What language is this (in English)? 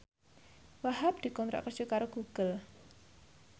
Javanese